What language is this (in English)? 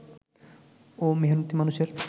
Bangla